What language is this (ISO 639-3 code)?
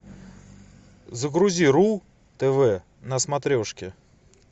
rus